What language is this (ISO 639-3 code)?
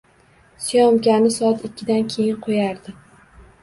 uzb